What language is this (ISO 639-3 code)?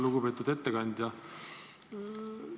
est